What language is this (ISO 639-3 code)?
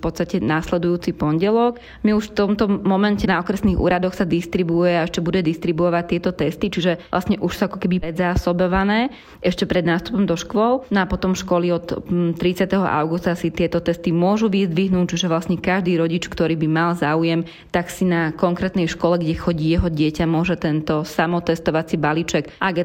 slk